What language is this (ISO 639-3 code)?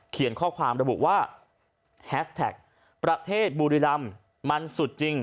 tha